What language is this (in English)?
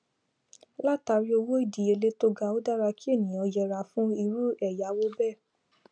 Yoruba